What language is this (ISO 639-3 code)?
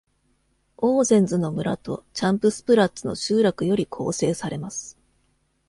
jpn